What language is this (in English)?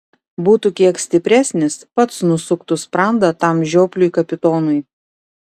Lithuanian